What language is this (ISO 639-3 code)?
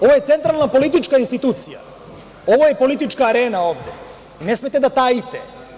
srp